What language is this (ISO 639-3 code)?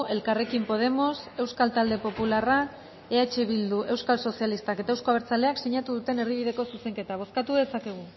eus